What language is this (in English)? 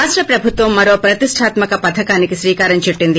Telugu